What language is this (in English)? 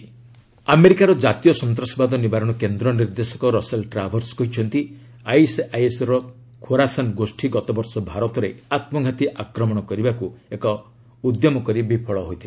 Odia